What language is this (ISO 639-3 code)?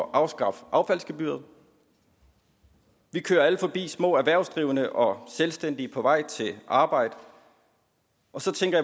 dan